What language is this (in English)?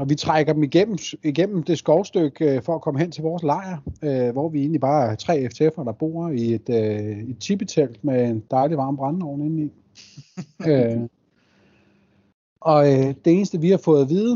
Danish